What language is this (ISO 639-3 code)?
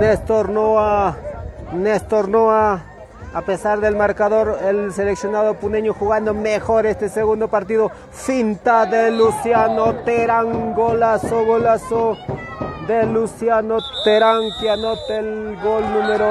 spa